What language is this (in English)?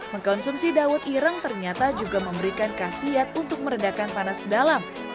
Indonesian